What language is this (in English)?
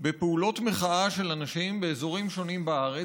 Hebrew